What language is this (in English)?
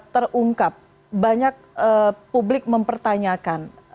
Indonesian